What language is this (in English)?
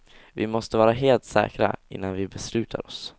Swedish